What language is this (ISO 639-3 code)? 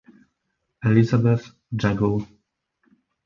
pol